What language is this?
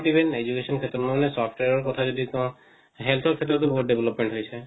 Assamese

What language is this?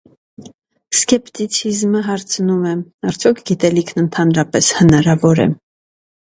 Armenian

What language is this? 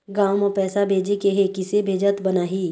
Chhattisgarhi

